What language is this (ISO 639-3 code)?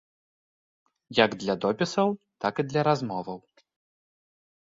bel